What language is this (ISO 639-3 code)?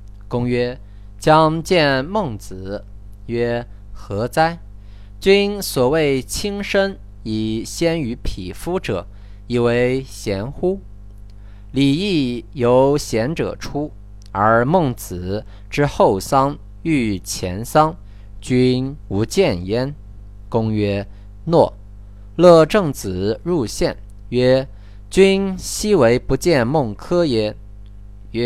zho